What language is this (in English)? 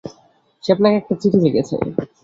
Bangla